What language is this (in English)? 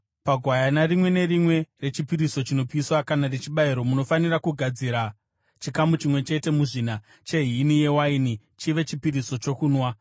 Shona